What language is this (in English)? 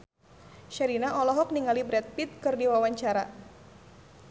Sundanese